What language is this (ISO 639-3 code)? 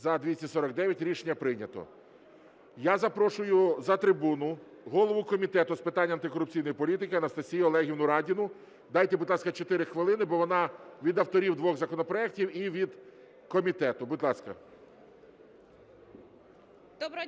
ukr